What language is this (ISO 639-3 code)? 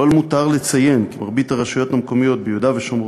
heb